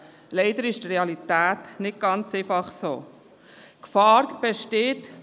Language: Swiss German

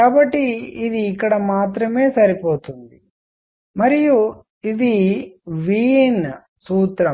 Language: Telugu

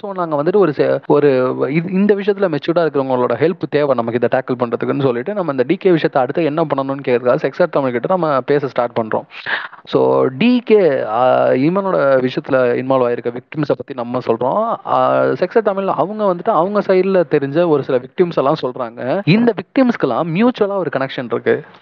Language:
Tamil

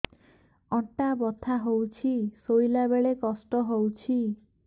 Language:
Odia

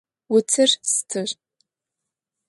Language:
Adyghe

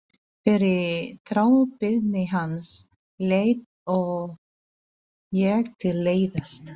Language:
Icelandic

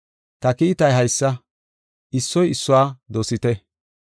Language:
Gofa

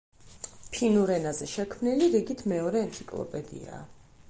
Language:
Georgian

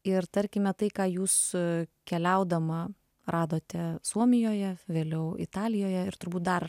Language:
Lithuanian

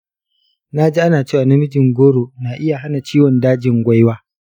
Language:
Hausa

